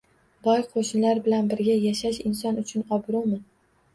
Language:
Uzbek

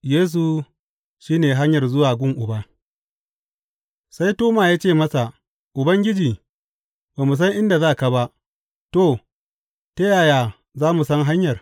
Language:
Hausa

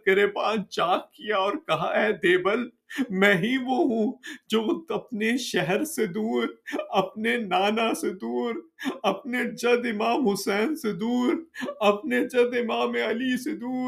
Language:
Urdu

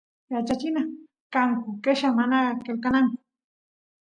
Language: Santiago del Estero Quichua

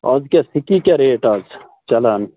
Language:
Kashmiri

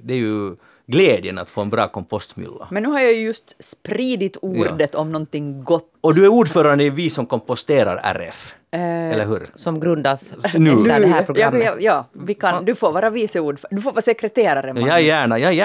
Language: Swedish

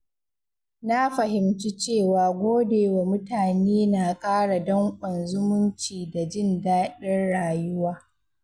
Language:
Hausa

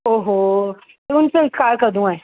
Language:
Dogri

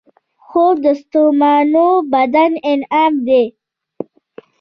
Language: Pashto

